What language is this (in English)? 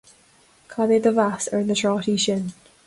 Irish